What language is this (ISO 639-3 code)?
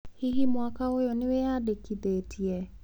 kik